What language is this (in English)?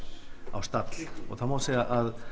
Icelandic